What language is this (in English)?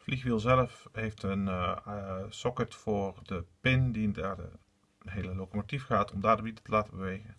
Dutch